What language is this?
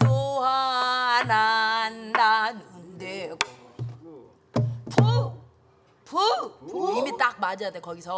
Korean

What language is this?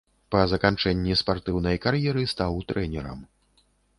Belarusian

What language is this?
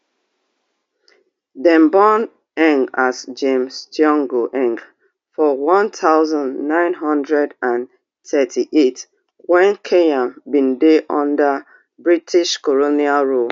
Nigerian Pidgin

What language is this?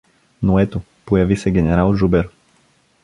Bulgarian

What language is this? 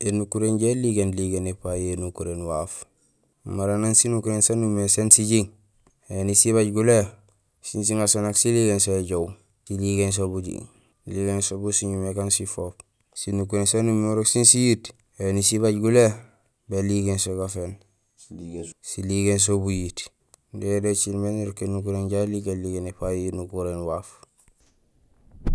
Gusilay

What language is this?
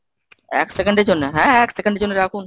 Bangla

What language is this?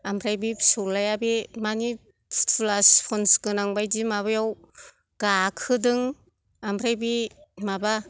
Bodo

